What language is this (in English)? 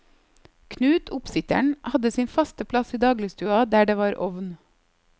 Norwegian